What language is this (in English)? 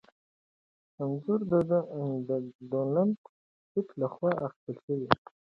Pashto